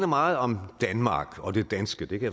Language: Danish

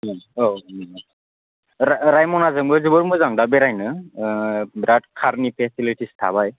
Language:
Bodo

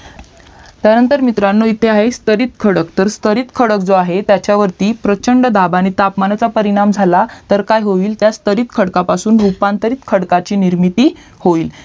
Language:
Marathi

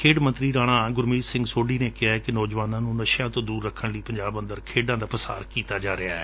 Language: Punjabi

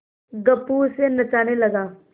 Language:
Hindi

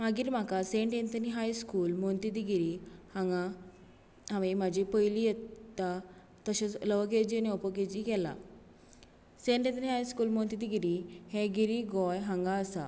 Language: Konkani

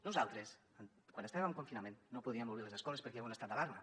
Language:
Catalan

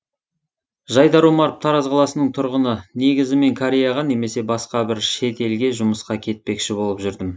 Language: Kazakh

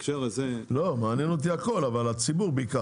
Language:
Hebrew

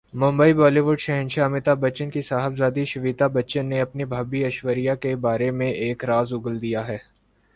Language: Urdu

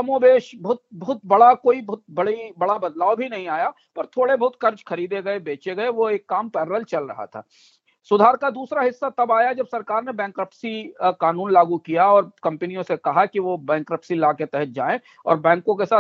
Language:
Hindi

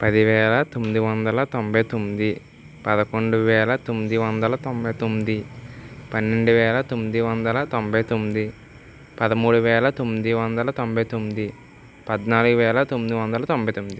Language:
Telugu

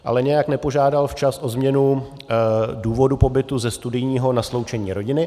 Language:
Czech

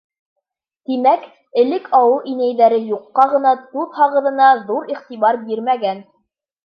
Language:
Bashkir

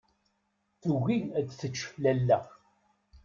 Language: Kabyle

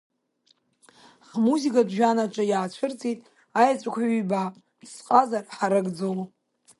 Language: Abkhazian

